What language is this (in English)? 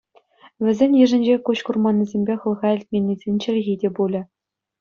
Chuvash